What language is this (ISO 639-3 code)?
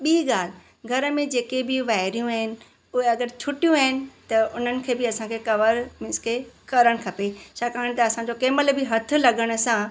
snd